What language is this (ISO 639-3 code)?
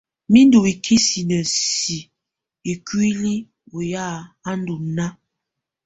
tvu